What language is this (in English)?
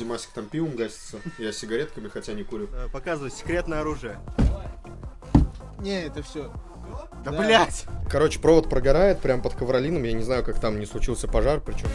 Russian